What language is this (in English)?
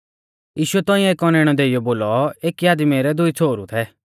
Mahasu Pahari